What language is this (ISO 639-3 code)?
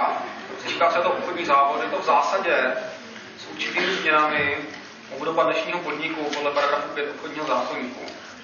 ces